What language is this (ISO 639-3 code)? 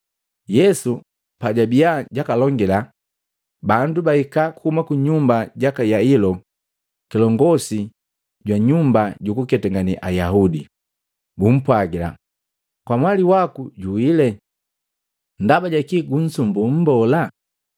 mgv